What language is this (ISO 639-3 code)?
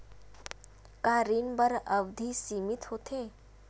hne